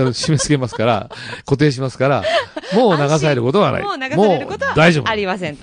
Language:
Japanese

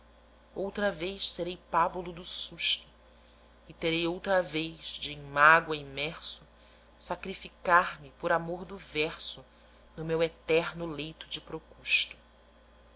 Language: Portuguese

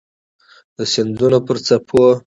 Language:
Pashto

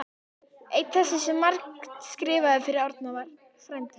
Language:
Icelandic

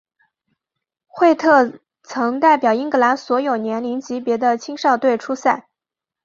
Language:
Chinese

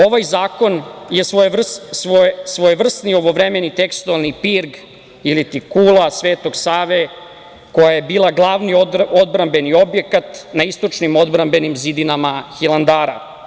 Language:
Serbian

